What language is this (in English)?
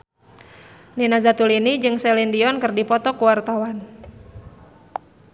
Sundanese